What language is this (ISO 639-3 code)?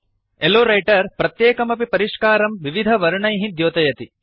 san